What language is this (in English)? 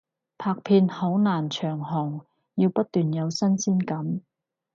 Cantonese